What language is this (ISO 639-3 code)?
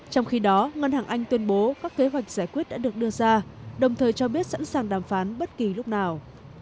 vie